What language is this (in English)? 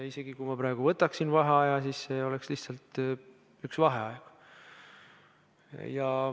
Estonian